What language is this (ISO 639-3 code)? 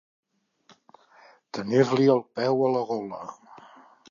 cat